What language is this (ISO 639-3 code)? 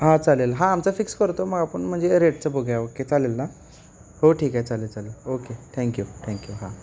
mar